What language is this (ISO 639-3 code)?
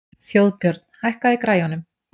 isl